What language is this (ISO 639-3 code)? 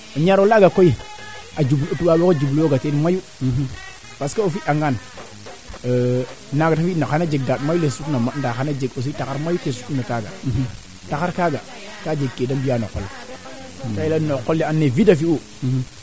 srr